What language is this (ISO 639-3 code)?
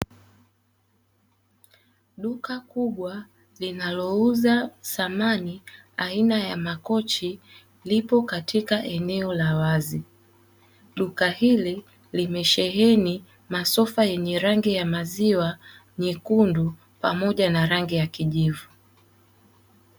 swa